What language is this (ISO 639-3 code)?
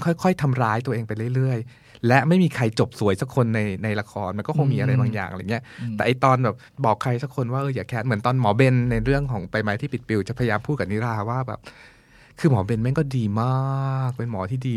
tha